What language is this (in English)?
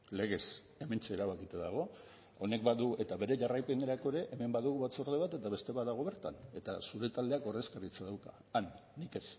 Basque